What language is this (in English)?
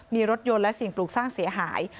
Thai